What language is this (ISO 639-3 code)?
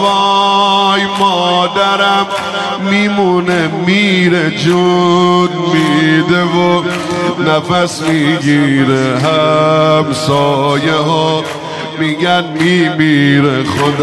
fas